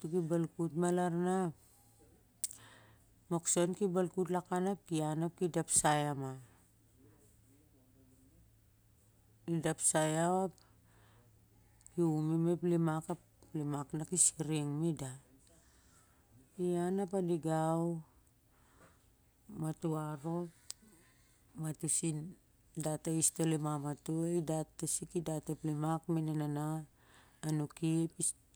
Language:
Siar-Lak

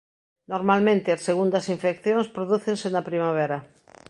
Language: Galician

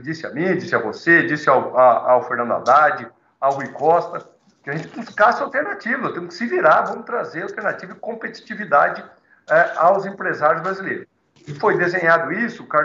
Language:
Portuguese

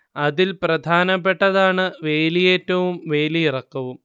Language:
Malayalam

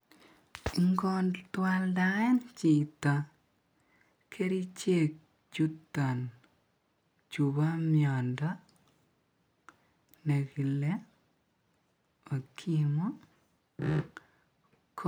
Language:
Kalenjin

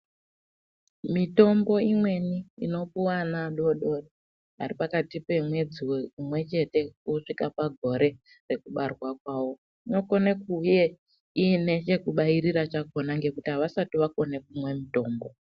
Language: Ndau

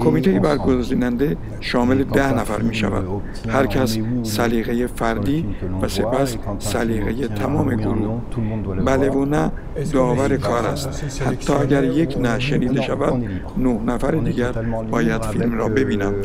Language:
Persian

